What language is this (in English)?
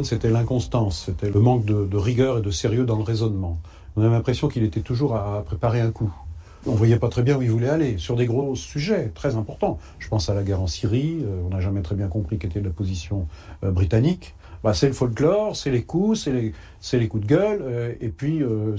French